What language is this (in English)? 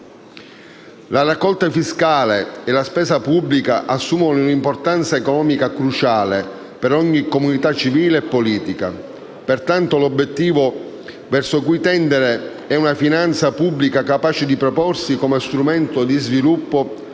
Italian